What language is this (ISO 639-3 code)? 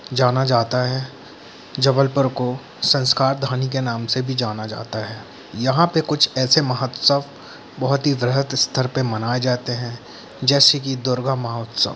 hin